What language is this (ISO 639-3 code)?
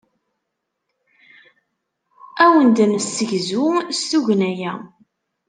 kab